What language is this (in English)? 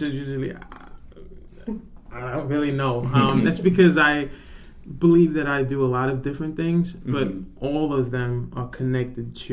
English